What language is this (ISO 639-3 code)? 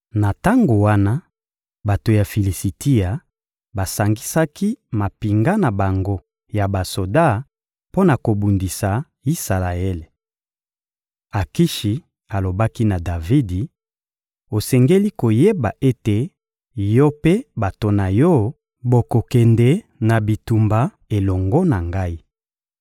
lin